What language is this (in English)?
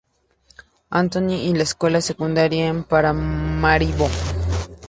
Spanish